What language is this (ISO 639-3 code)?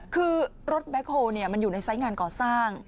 tha